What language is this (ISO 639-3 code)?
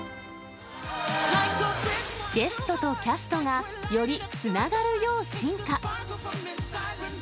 jpn